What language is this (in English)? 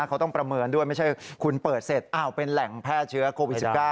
Thai